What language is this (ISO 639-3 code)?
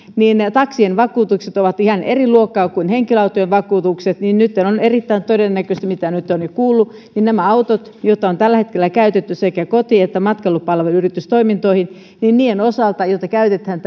fin